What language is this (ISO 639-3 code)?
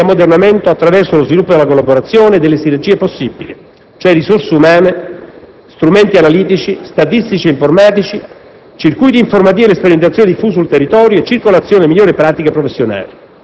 ita